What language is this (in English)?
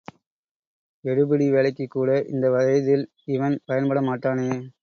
Tamil